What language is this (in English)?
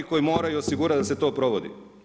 Croatian